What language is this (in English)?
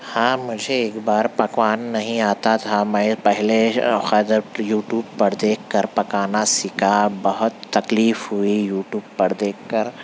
Urdu